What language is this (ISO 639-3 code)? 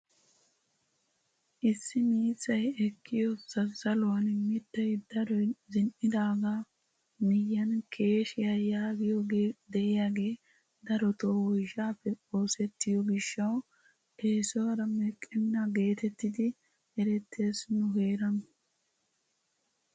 wal